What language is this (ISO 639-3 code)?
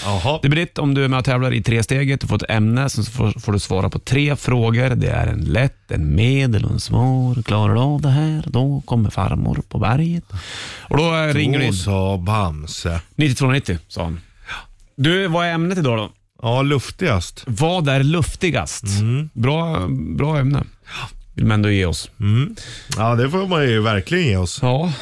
swe